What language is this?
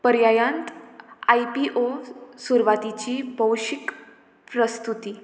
Konkani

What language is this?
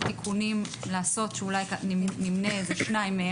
Hebrew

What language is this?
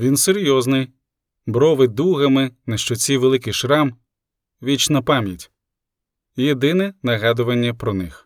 Ukrainian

